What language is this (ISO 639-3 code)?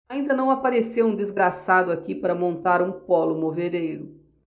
por